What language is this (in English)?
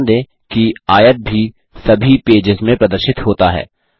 Hindi